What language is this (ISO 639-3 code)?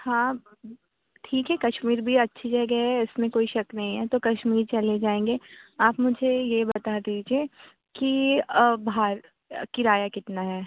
urd